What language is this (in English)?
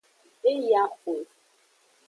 Aja (Benin)